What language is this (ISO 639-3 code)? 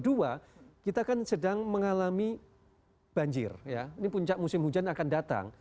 ind